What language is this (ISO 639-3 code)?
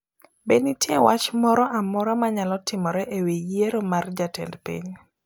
luo